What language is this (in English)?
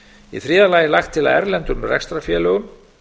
Icelandic